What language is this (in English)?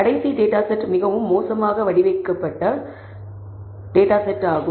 Tamil